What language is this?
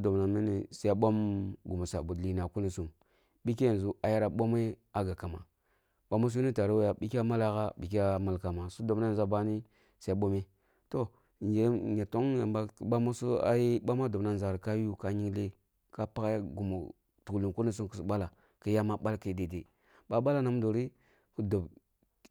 Kulung (Nigeria)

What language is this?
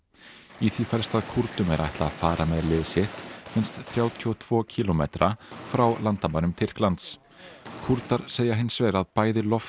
Icelandic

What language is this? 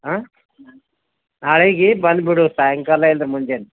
Kannada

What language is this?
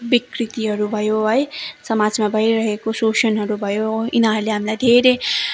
Nepali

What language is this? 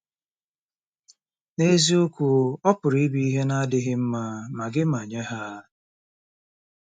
Igbo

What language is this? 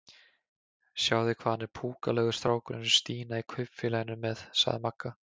Icelandic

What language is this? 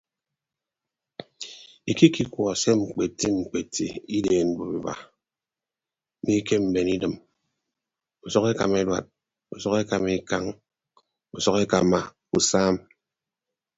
Ibibio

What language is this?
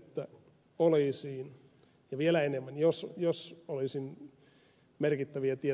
Finnish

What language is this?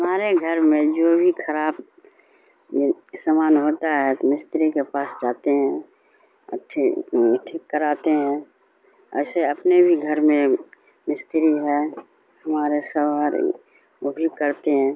Urdu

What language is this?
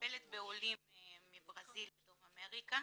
Hebrew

